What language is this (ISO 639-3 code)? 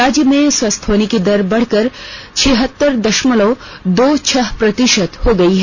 hin